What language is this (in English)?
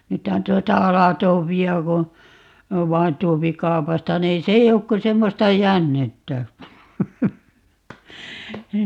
Finnish